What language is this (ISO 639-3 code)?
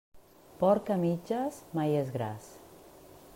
cat